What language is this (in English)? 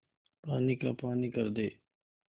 Hindi